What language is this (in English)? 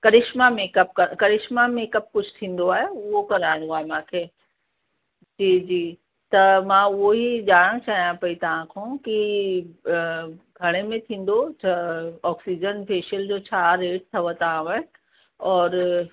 Sindhi